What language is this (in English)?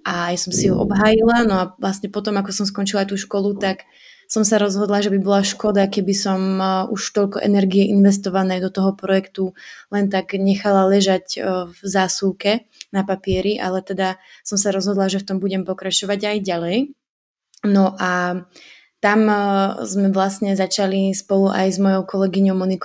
Slovak